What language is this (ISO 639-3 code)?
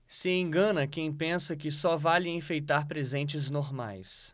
por